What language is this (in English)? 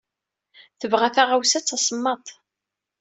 Kabyle